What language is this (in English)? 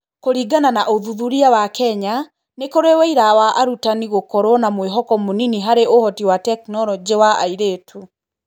Kikuyu